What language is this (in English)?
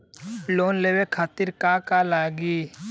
Bhojpuri